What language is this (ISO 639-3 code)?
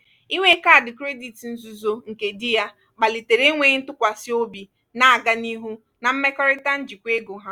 ibo